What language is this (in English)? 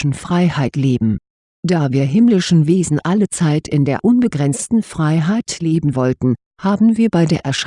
German